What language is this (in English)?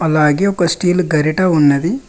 Telugu